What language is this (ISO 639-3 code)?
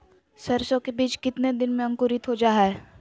mag